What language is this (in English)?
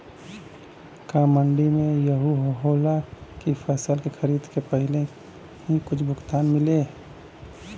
Bhojpuri